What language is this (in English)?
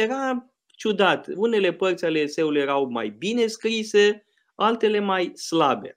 Romanian